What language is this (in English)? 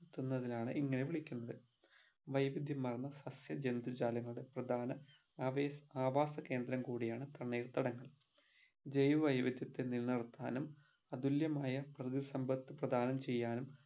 Malayalam